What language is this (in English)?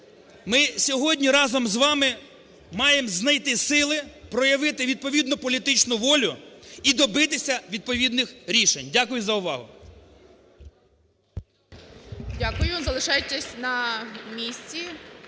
Ukrainian